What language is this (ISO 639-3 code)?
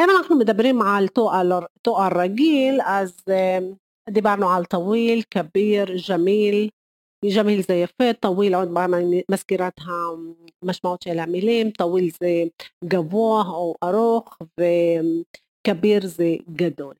heb